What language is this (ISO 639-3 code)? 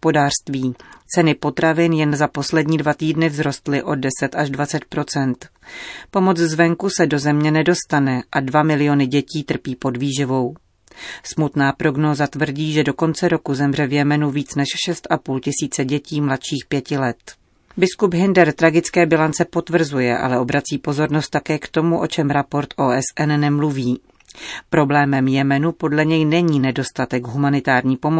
ces